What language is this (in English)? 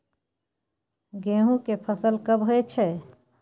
Maithili